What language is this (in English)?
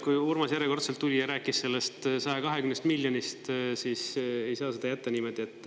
Estonian